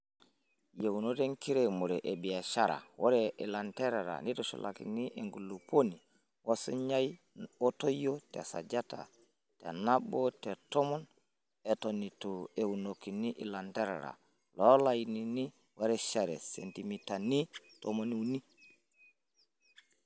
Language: Masai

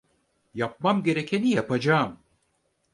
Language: Turkish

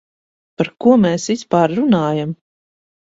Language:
Latvian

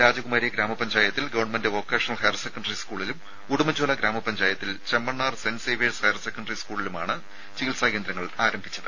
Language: Malayalam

